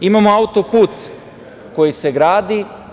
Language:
Serbian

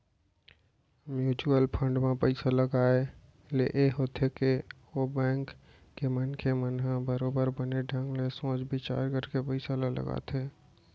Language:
Chhattisgarhi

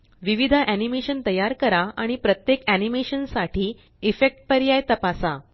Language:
Marathi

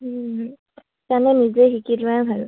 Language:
Assamese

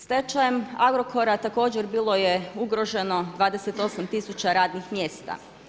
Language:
Croatian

